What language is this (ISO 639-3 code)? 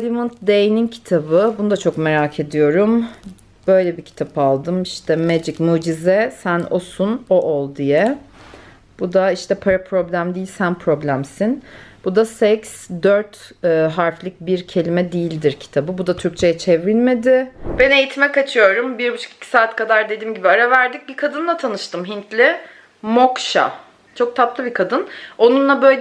tur